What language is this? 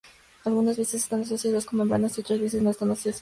Spanish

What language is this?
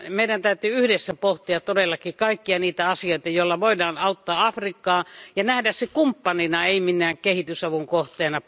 Finnish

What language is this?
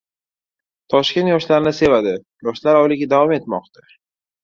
Uzbek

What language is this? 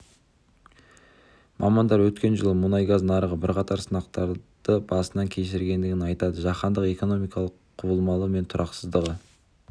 Kazakh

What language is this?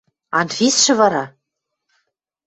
Western Mari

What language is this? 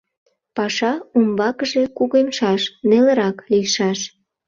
Mari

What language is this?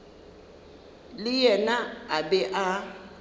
Northern Sotho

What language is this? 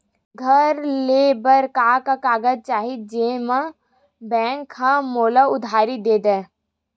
Chhattisgarhi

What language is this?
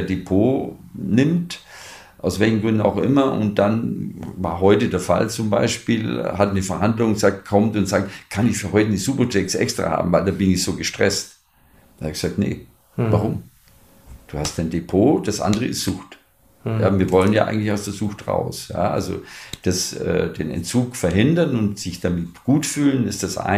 German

